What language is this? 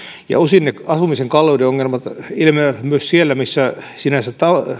Finnish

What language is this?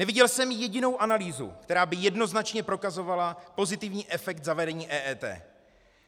Czech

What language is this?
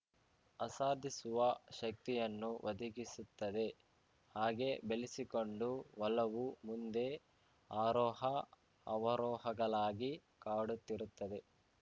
Kannada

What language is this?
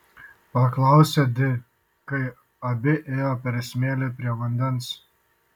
Lithuanian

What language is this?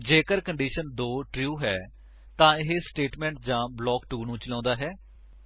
Punjabi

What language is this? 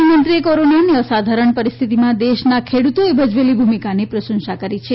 Gujarati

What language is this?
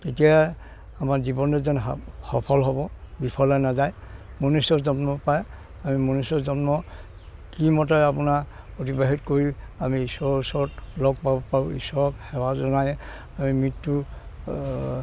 Assamese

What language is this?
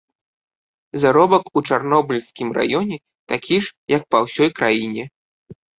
Belarusian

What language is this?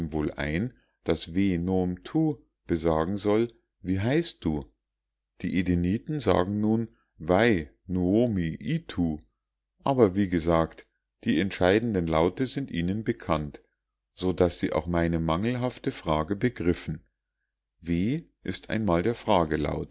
German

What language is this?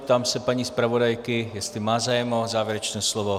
Czech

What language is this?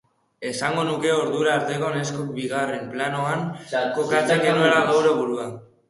Basque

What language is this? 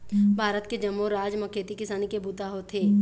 Chhattisgarhi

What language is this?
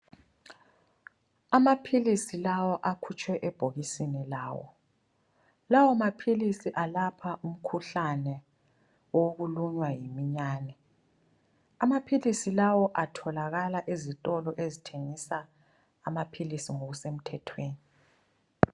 North Ndebele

